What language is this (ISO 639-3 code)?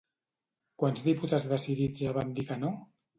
cat